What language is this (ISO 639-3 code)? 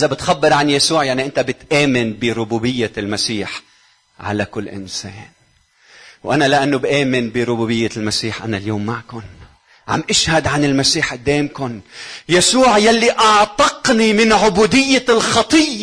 ara